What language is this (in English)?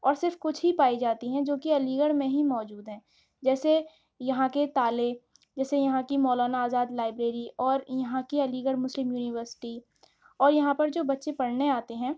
Urdu